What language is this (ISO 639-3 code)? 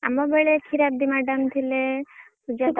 ori